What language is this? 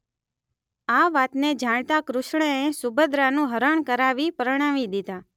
Gujarati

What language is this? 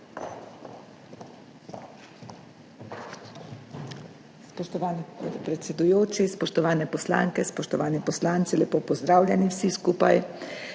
Slovenian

